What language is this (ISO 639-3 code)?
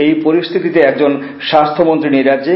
ben